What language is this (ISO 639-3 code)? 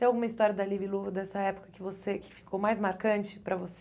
por